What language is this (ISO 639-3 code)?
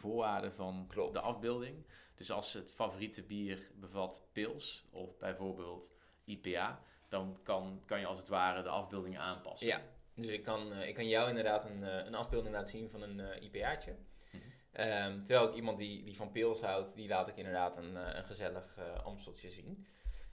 nld